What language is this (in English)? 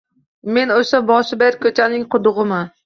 Uzbek